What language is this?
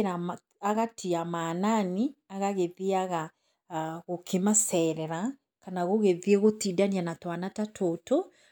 Kikuyu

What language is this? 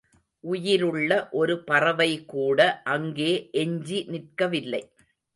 Tamil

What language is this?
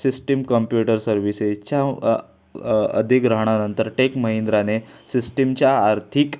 Marathi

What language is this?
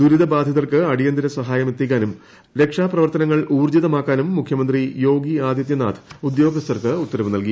Malayalam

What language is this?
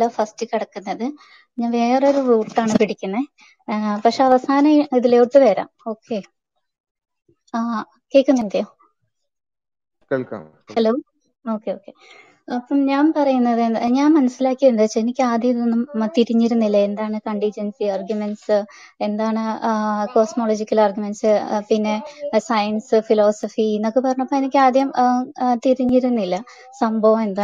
Malayalam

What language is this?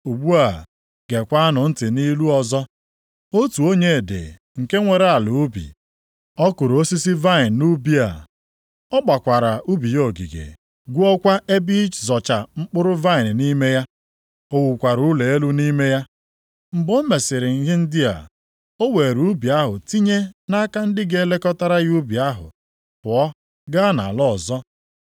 Igbo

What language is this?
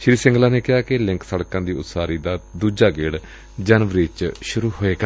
Punjabi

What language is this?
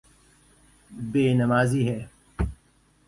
Urdu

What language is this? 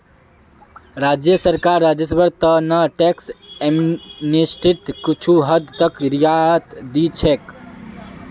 Magahi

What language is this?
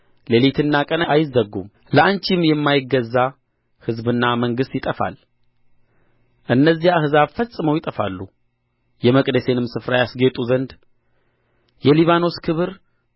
Amharic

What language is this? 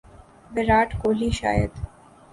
Urdu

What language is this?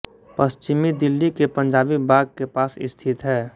Hindi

